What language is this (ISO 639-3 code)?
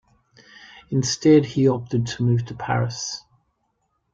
eng